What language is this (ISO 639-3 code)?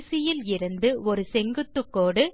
tam